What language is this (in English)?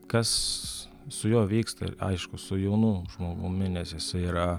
Lithuanian